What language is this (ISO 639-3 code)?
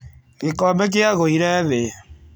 kik